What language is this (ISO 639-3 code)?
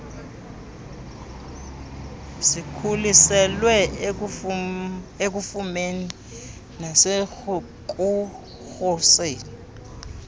xho